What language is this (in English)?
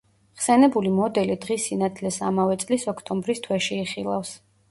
Georgian